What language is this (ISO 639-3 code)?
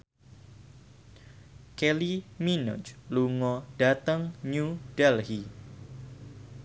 jav